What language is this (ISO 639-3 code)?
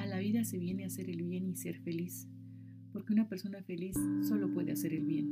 spa